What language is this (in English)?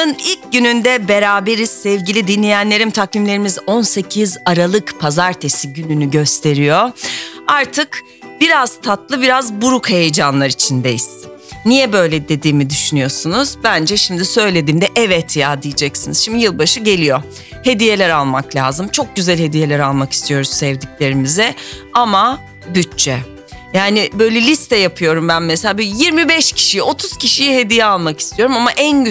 Turkish